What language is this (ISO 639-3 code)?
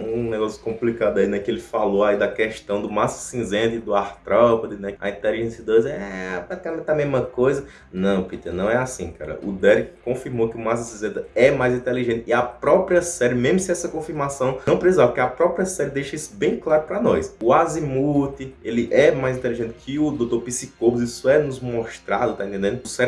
por